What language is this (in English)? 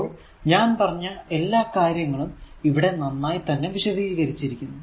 Malayalam